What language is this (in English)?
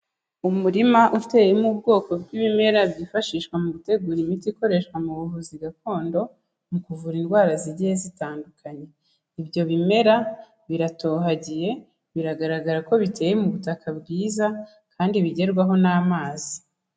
Kinyarwanda